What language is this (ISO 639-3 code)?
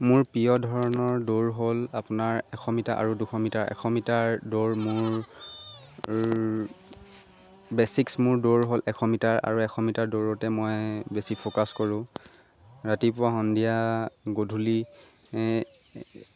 asm